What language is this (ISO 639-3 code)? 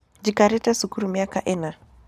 kik